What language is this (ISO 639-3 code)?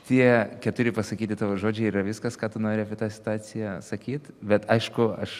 lit